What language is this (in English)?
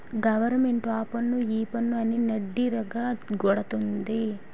Telugu